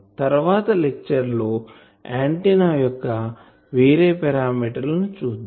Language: Telugu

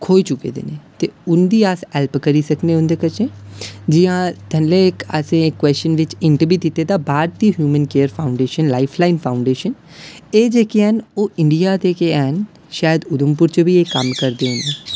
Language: Dogri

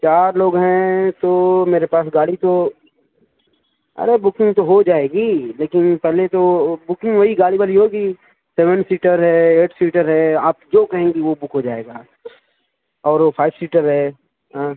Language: Urdu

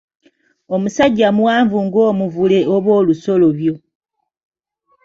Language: Ganda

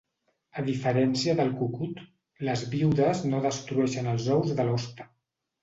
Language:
Catalan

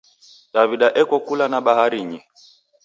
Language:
Taita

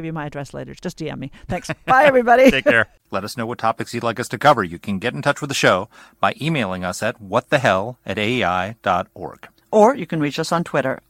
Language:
English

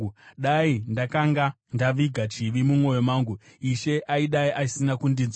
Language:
Shona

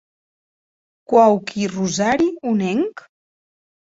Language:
Occitan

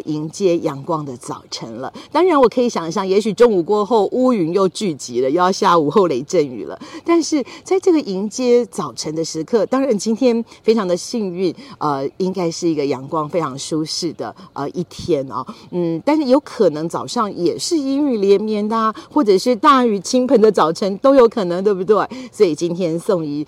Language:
Chinese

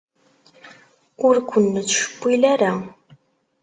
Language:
Kabyle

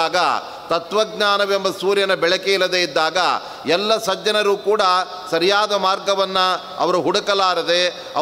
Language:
Kannada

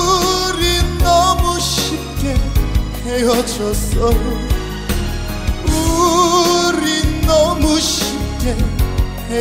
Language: Korean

